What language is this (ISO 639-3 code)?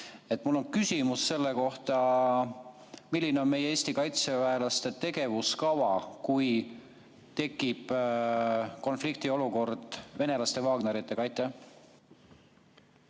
est